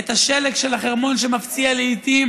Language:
Hebrew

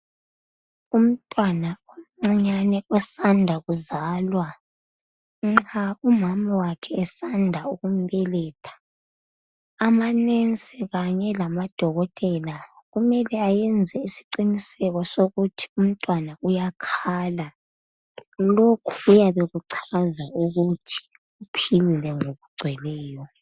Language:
North Ndebele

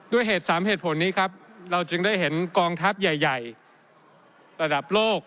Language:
Thai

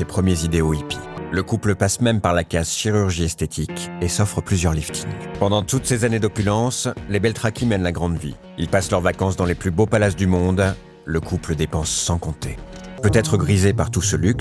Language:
French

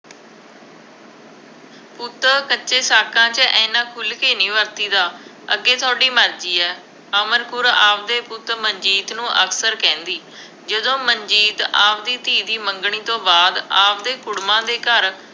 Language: Punjabi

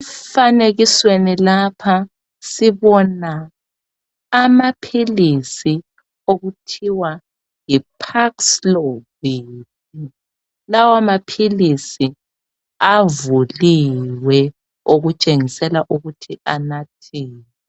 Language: North Ndebele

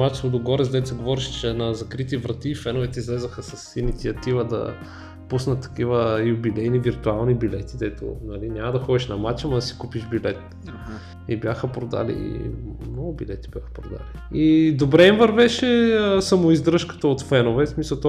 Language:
Bulgarian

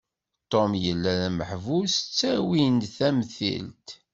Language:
Kabyle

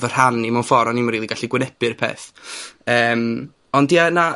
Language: Welsh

